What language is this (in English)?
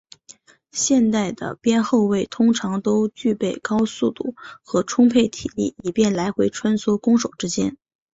Chinese